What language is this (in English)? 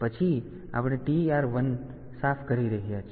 Gujarati